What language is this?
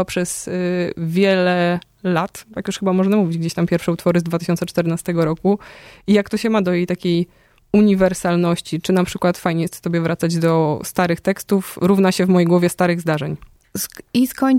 Polish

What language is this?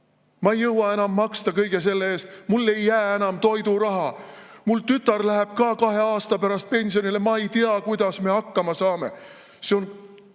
Estonian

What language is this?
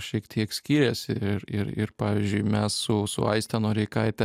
Lithuanian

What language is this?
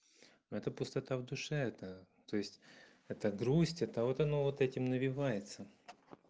Russian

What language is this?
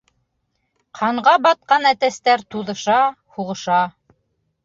Bashkir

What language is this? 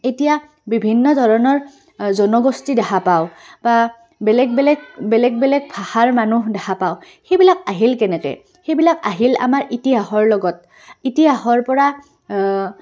Assamese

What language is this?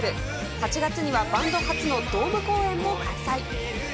Japanese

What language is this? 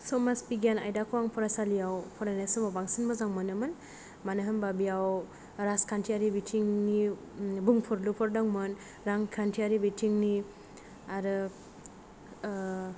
Bodo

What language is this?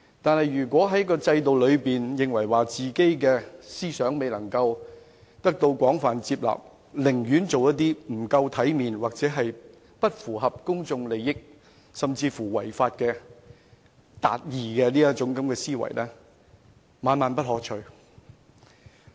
Cantonese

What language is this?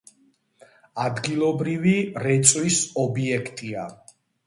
Georgian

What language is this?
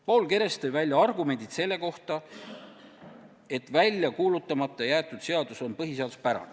Estonian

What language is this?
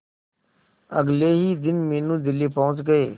Hindi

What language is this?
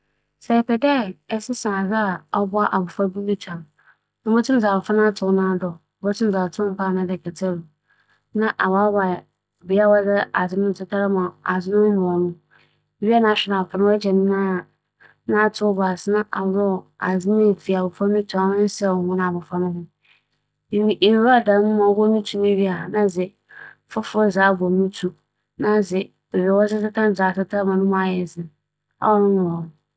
Akan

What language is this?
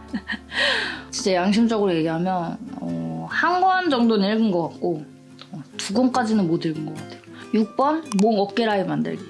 Korean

